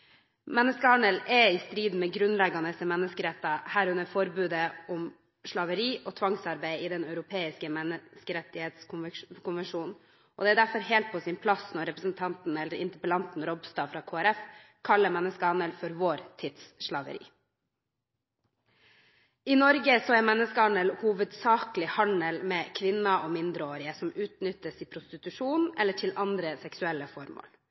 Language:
Norwegian Bokmål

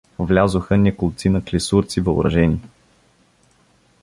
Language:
Bulgarian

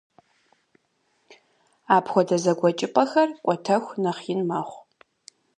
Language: Kabardian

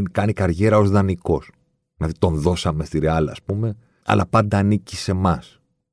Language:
Greek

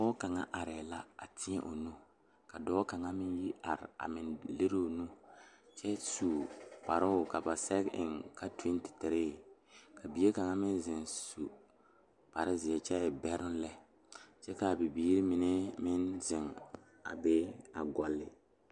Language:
Southern Dagaare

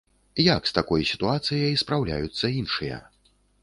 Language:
Belarusian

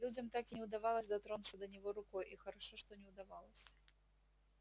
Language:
Russian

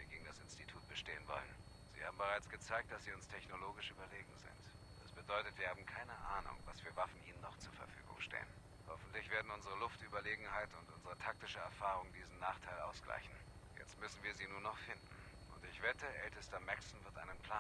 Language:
German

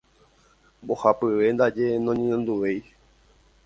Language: Guarani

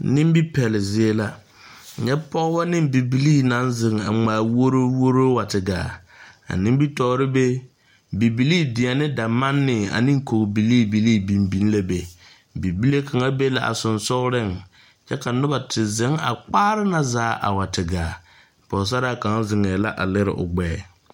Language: Southern Dagaare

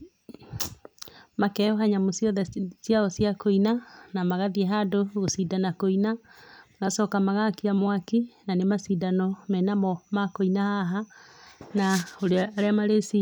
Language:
Kikuyu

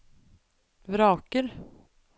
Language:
Norwegian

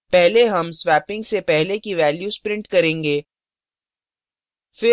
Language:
Hindi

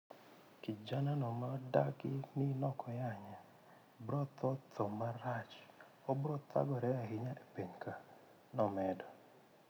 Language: Luo (Kenya and Tanzania)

